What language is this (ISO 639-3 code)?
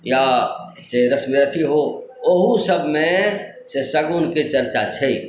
mai